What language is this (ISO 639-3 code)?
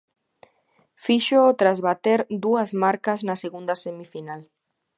glg